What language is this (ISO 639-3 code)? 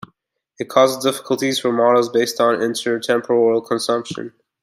eng